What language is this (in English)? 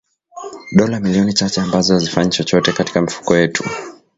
Swahili